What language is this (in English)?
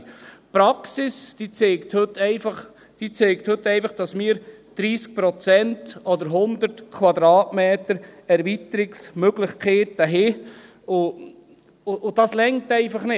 Swiss German